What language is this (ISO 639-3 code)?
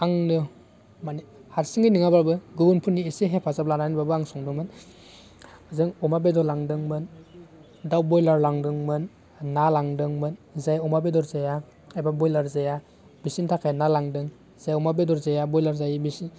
brx